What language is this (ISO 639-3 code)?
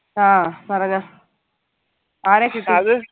mal